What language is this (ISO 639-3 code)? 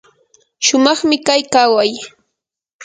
qur